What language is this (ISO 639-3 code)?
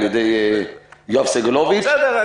heb